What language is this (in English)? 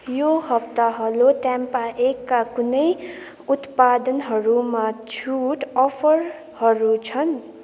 Nepali